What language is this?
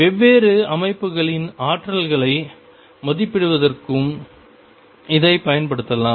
Tamil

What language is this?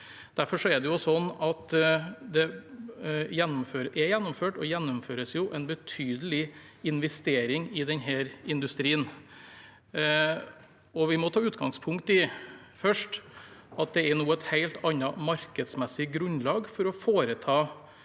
Norwegian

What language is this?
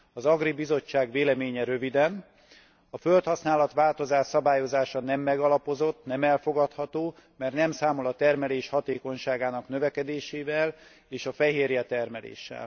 Hungarian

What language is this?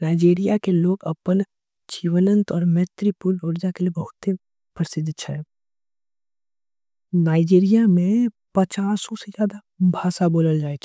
Angika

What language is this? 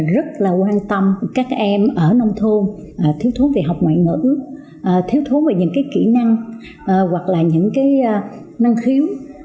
Vietnamese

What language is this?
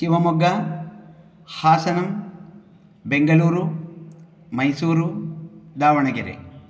Sanskrit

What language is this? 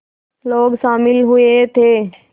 Hindi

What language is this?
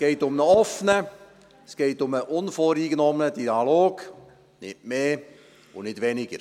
Swiss German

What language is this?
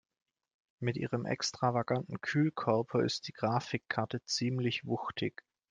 German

